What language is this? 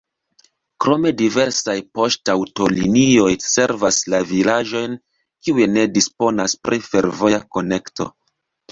Esperanto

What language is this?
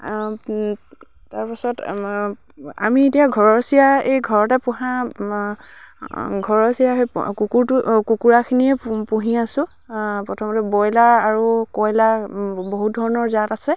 Assamese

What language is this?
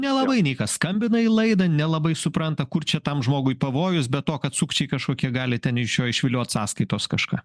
Lithuanian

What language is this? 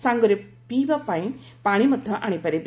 Odia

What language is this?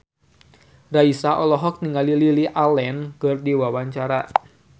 Sundanese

